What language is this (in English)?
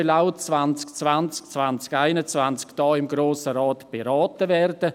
Swiss German